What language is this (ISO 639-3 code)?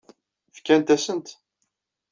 kab